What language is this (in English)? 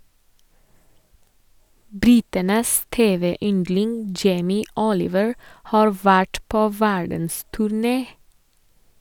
Norwegian